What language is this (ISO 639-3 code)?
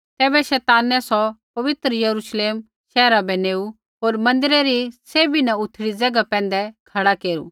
kfx